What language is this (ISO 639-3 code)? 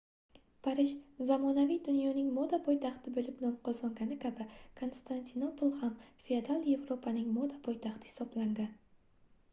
uzb